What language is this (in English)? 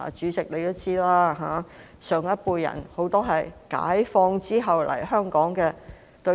Cantonese